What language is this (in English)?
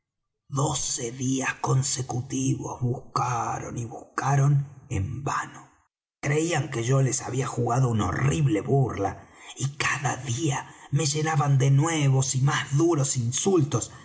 Spanish